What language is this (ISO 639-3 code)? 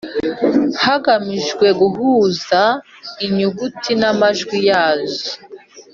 kin